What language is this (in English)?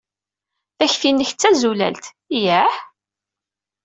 Kabyle